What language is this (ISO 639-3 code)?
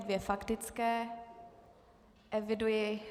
ces